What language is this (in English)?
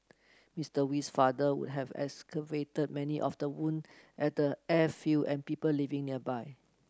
English